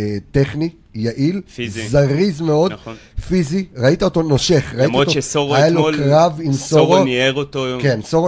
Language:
Hebrew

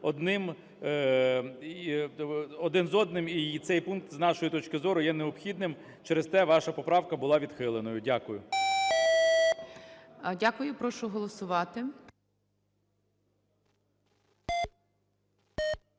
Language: Ukrainian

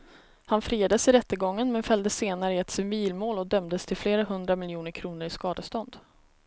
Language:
Swedish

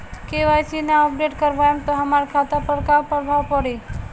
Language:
Bhojpuri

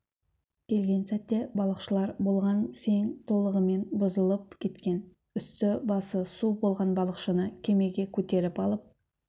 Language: Kazakh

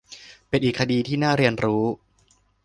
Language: Thai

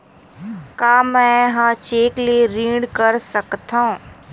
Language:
Chhattisgarhi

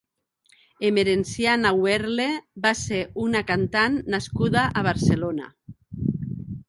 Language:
Catalan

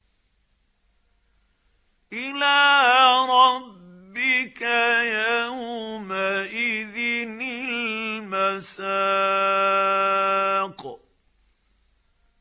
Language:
Arabic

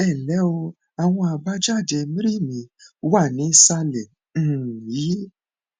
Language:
Yoruba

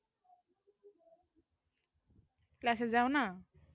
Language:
Bangla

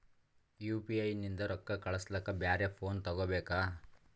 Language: Kannada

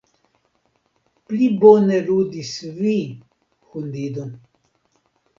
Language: Esperanto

